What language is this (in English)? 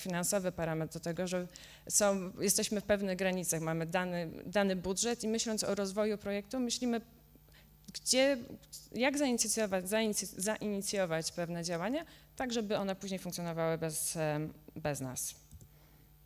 Polish